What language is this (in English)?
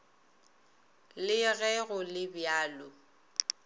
Northern Sotho